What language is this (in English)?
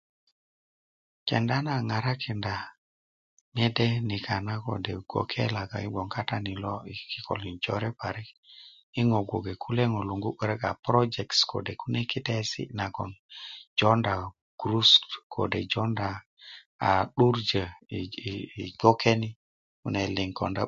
Kuku